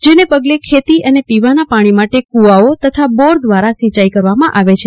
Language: Gujarati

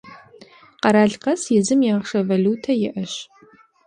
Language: Kabardian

